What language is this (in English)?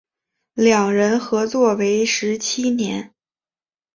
Chinese